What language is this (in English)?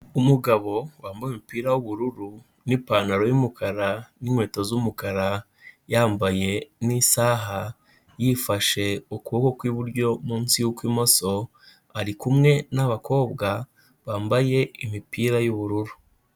Kinyarwanda